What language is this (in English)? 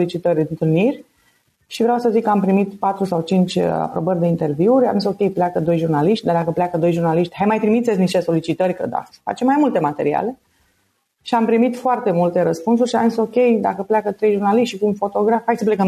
Romanian